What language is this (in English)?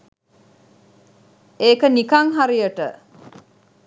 Sinhala